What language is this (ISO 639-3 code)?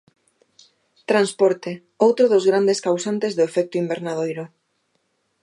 glg